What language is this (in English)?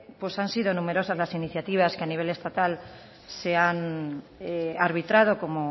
Spanish